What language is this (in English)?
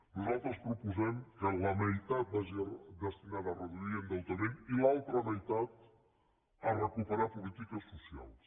Catalan